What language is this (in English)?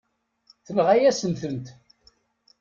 Kabyle